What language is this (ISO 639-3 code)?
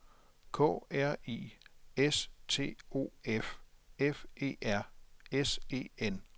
dan